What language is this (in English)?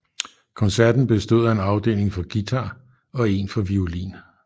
Danish